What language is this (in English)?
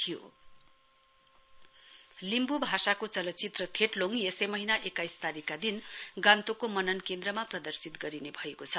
Nepali